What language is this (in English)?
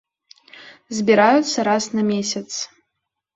Belarusian